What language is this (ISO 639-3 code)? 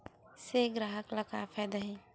hne